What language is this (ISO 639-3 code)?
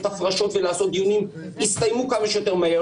heb